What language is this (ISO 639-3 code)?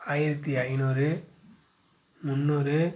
tam